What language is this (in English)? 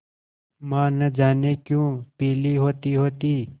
Hindi